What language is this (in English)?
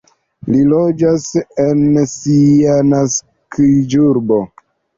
Esperanto